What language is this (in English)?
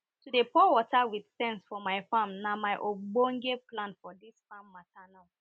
Nigerian Pidgin